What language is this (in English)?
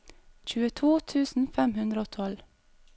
Norwegian